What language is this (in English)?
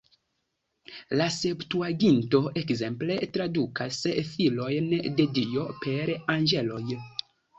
Esperanto